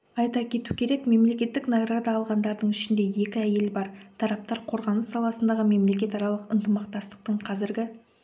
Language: Kazakh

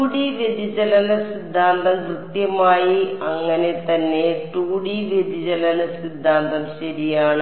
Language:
Malayalam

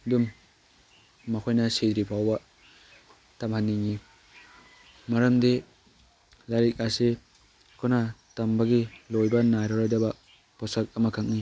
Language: Manipuri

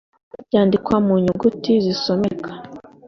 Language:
Kinyarwanda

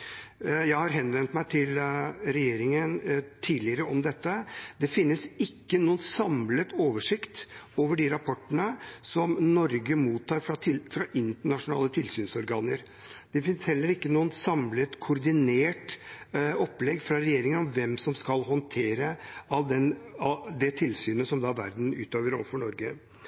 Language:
Norwegian Bokmål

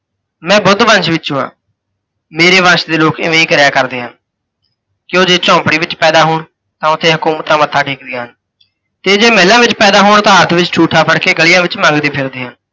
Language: Punjabi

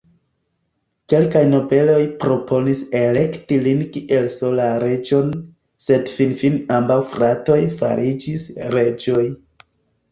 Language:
Esperanto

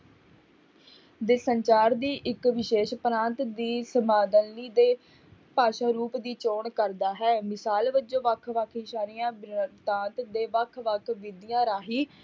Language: Punjabi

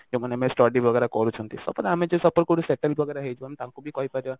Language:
Odia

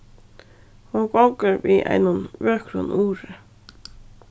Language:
Faroese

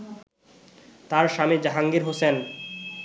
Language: Bangla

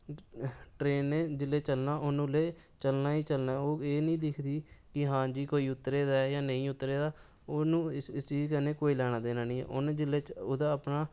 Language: Dogri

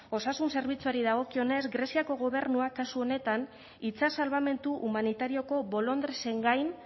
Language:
Basque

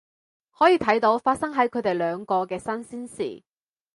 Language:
Cantonese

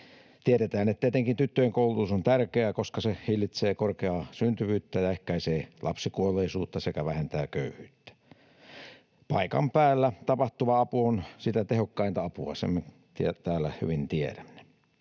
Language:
Finnish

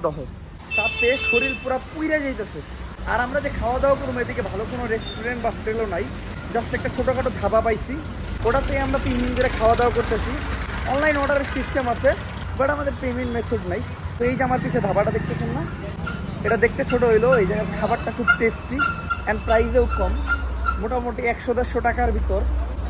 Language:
Bangla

